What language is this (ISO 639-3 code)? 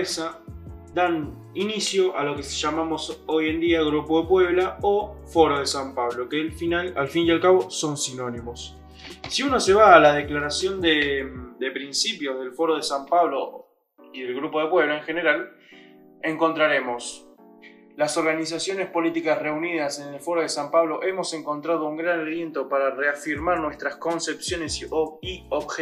spa